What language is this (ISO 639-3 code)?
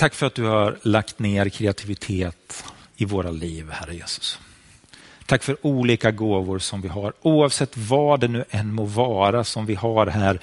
swe